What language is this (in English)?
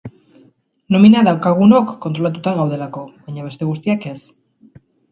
Basque